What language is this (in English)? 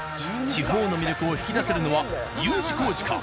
Japanese